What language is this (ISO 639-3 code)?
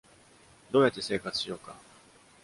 jpn